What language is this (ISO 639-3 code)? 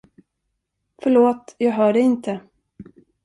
swe